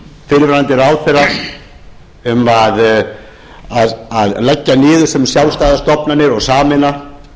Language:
Icelandic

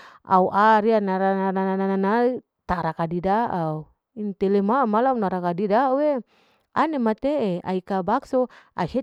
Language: Larike-Wakasihu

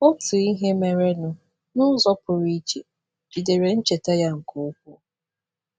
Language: Igbo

